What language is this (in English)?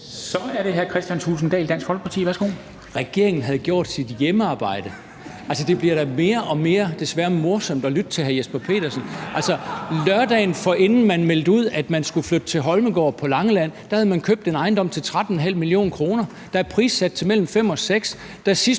Danish